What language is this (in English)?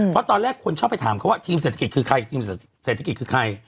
Thai